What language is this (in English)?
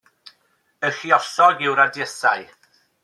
Welsh